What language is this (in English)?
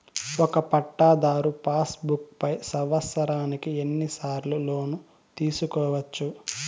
Telugu